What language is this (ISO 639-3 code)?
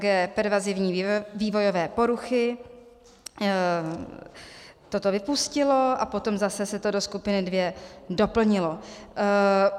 ces